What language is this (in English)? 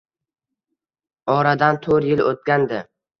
Uzbek